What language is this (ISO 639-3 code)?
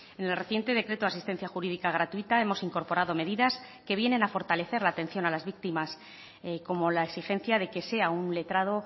spa